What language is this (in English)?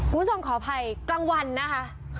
Thai